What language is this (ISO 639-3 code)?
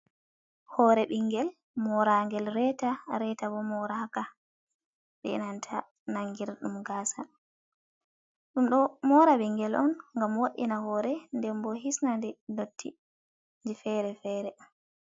ful